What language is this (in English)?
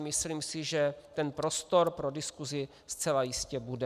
Czech